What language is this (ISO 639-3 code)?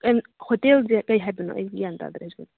mni